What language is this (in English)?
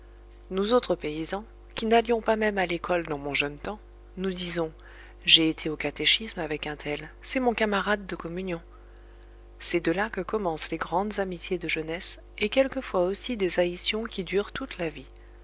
French